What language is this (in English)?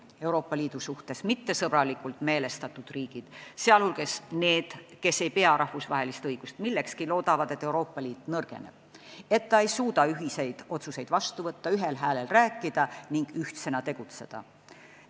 Estonian